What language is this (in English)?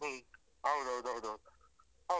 Kannada